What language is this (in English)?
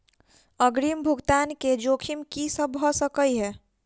Maithili